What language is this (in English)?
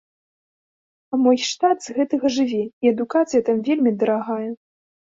Belarusian